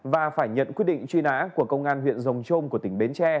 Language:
Vietnamese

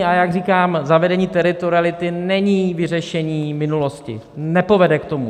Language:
Czech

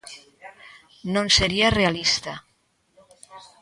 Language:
Galician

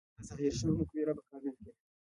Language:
Pashto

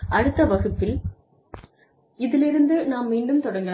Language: Tamil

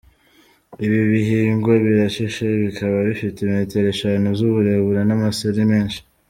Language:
Kinyarwanda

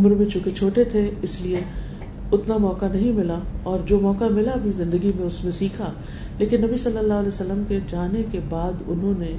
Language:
Urdu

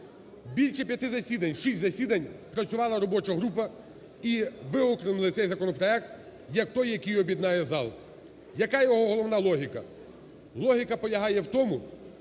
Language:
Ukrainian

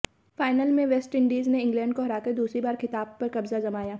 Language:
Hindi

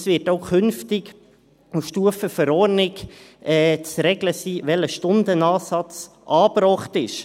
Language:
Swiss German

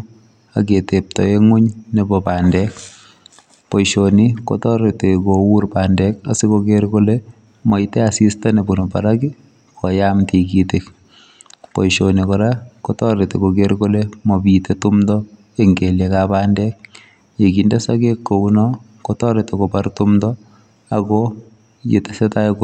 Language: Kalenjin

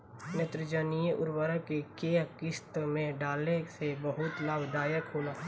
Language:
Bhojpuri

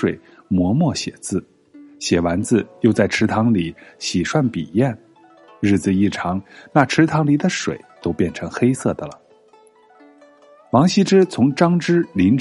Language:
Chinese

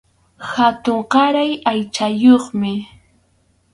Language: Arequipa-La Unión Quechua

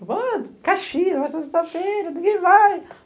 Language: Portuguese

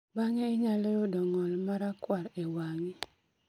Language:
Luo (Kenya and Tanzania)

